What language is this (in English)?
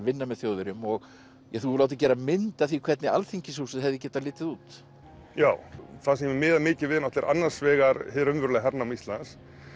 Icelandic